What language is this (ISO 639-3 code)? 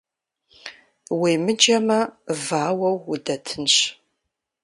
kbd